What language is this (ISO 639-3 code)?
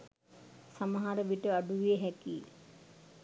sin